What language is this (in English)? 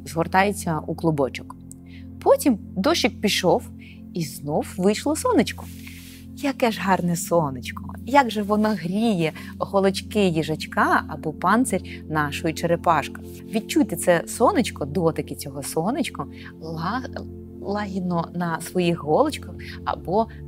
Ukrainian